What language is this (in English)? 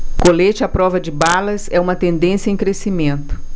Portuguese